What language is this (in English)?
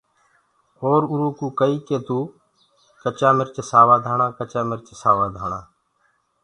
Gurgula